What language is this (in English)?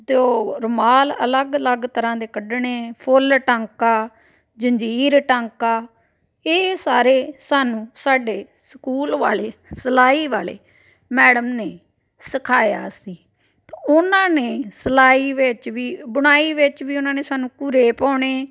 Punjabi